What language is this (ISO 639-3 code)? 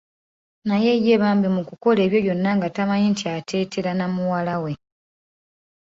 lug